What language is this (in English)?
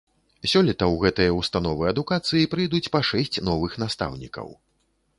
Belarusian